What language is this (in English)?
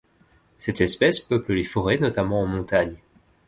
French